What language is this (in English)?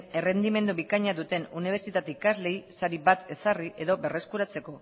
Basque